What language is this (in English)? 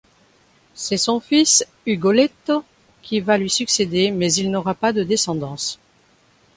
French